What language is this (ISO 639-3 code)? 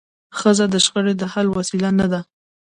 pus